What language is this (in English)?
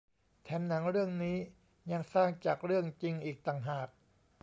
Thai